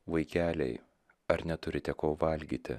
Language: Lithuanian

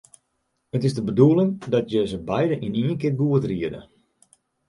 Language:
Western Frisian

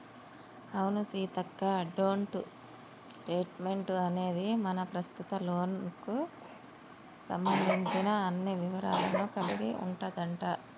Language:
Telugu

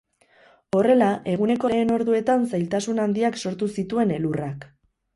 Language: Basque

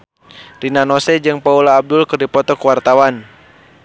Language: Sundanese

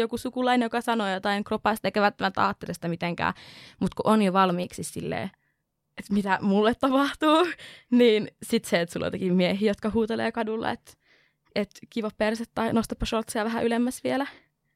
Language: Finnish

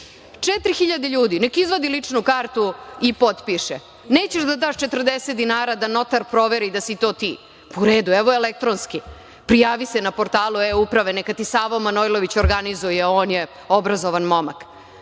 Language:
Serbian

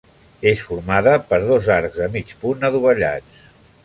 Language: Catalan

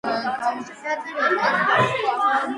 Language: Georgian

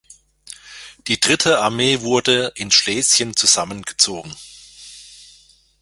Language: German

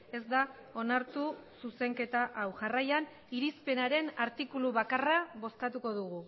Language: Basque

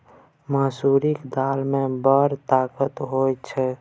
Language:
Maithili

